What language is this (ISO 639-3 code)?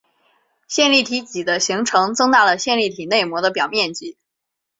zho